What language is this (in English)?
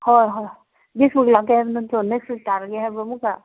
Manipuri